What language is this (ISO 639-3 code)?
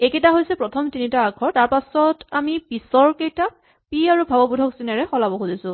asm